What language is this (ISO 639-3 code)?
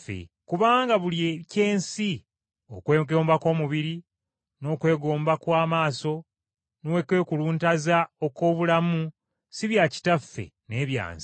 lug